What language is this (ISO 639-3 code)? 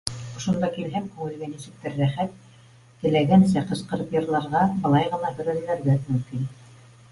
bak